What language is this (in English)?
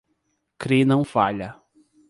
Portuguese